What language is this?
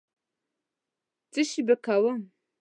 Pashto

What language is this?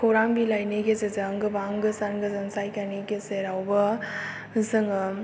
Bodo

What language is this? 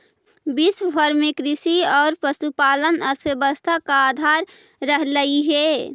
Magahi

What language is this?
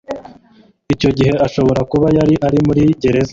Kinyarwanda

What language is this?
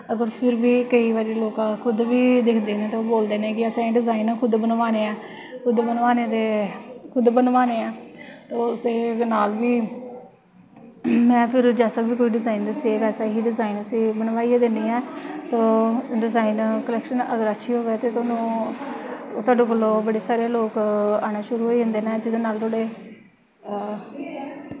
Dogri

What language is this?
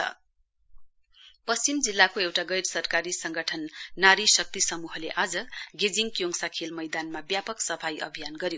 Nepali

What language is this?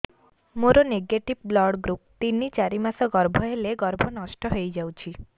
Odia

